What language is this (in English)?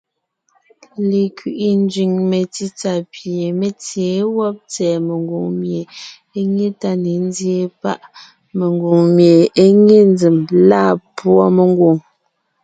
Ngiemboon